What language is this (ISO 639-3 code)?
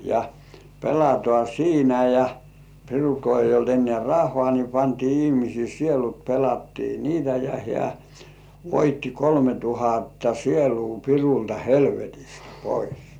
fin